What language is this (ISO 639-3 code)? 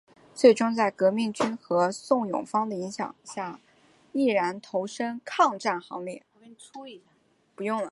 zho